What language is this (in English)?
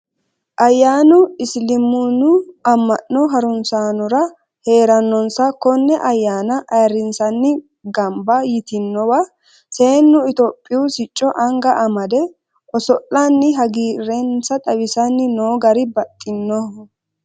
Sidamo